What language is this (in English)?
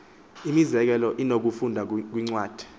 Xhosa